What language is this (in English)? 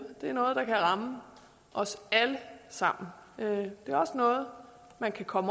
Danish